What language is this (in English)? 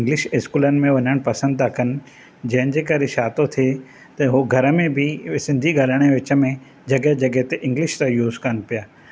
Sindhi